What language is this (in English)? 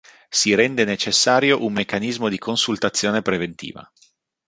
Italian